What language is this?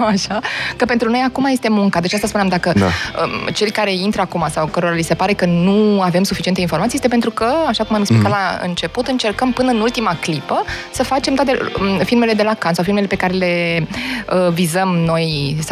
Romanian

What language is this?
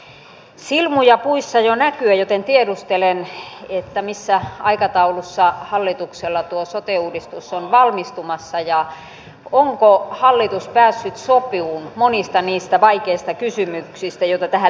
Finnish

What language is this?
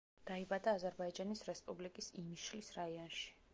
Georgian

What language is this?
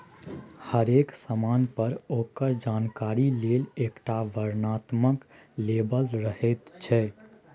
Maithili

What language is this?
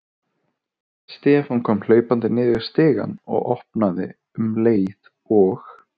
Icelandic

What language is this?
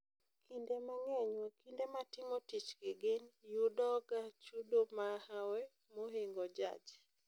Luo (Kenya and Tanzania)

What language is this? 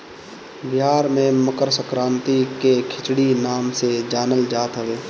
Bhojpuri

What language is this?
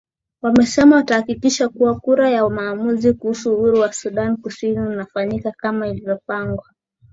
Swahili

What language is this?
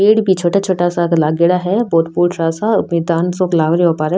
Rajasthani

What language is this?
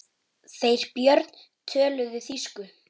Icelandic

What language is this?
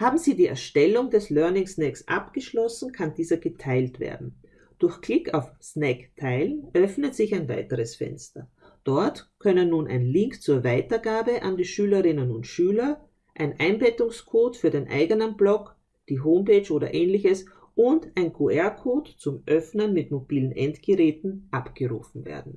German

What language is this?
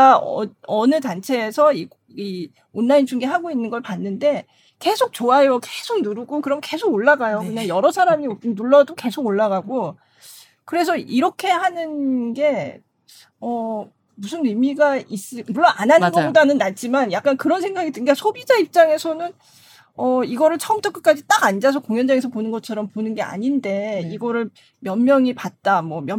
Korean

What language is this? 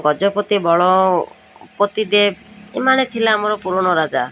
Odia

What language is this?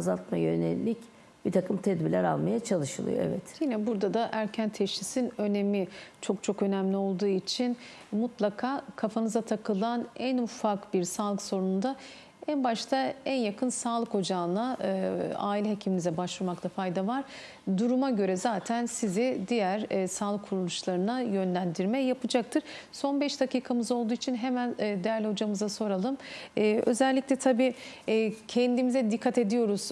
Turkish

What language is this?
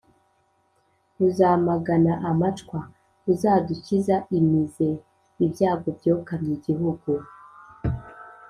Kinyarwanda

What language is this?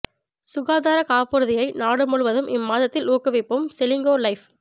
Tamil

